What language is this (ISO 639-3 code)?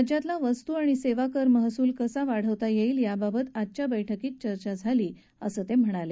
mar